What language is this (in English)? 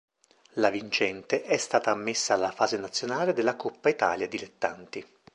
Italian